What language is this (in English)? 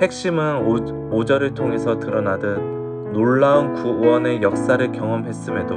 Korean